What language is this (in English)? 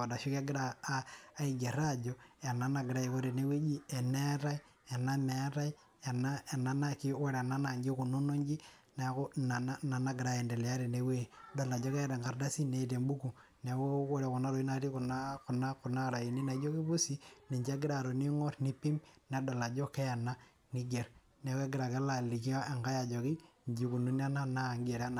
Masai